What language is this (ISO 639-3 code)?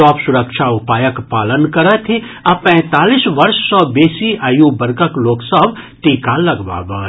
mai